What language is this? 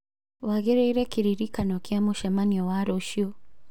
Kikuyu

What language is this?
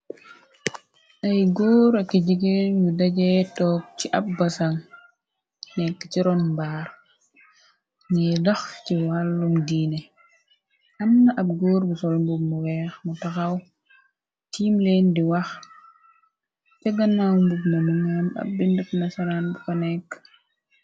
Wolof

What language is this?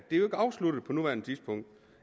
Danish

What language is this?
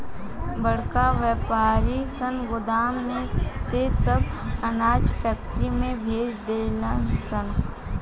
Bhojpuri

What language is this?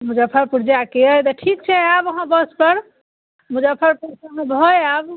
Maithili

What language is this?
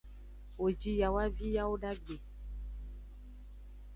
Aja (Benin)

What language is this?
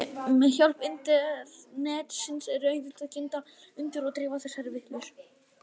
Icelandic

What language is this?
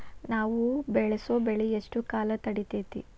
Kannada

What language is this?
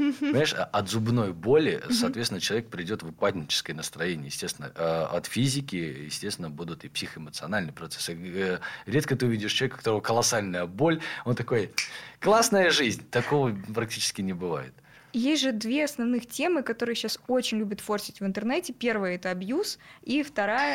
Russian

